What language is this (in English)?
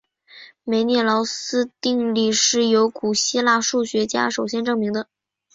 Chinese